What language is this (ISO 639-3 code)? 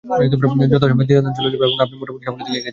ben